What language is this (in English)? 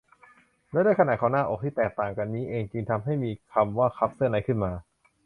Thai